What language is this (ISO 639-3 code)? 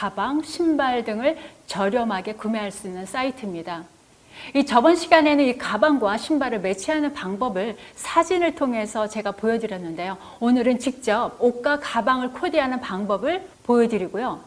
kor